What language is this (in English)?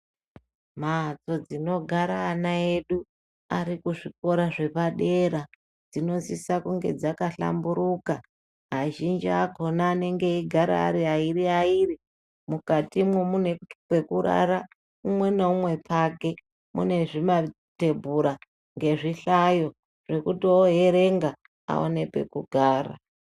Ndau